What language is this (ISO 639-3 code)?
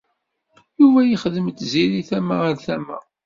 kab